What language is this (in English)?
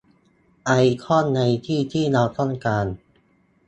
Thai